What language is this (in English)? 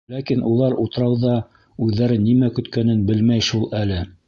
Bashkir